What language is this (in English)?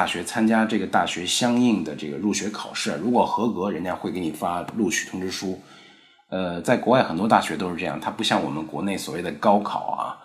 Chinese